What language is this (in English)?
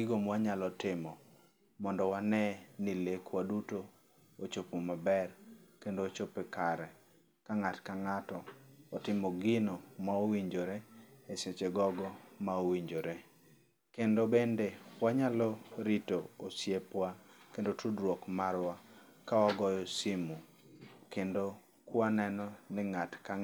Luo (Kenya and Tanzania)